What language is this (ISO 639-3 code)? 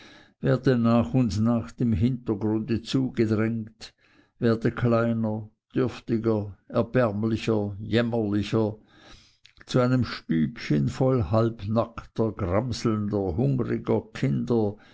deu